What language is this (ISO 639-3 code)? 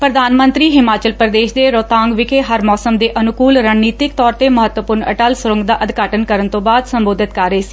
pan